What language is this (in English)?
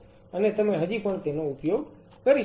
Gujarati